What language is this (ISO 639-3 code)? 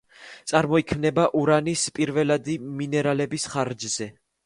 kat